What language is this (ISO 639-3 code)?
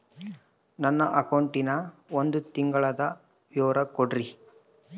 kan